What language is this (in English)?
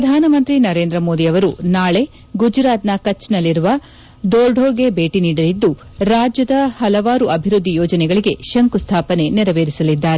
Kannada